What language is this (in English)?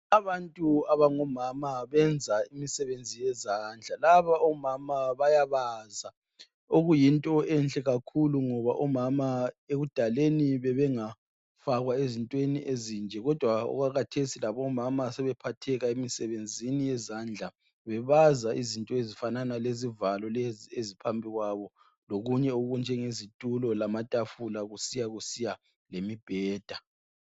North Ndebele